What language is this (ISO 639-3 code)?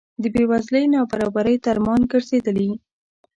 pus